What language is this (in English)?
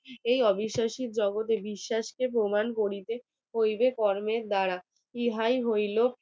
Bangla